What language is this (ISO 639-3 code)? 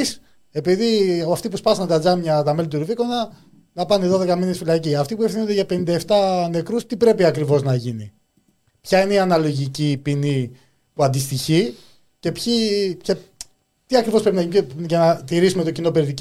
ell